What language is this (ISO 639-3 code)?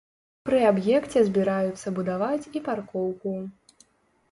bel